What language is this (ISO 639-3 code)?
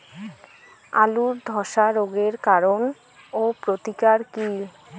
ben